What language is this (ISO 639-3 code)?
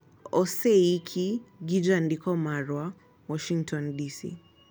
luo